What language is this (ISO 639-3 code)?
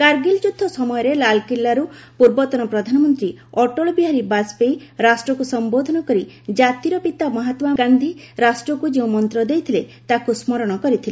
ori